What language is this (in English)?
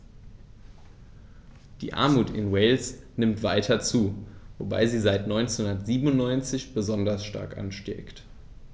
German